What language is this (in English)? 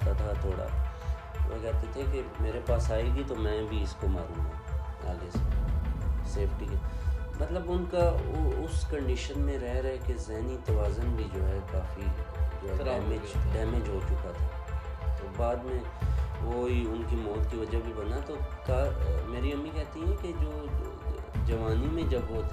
Urdu